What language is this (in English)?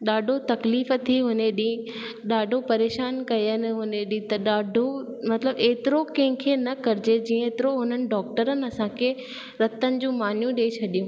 Sindhi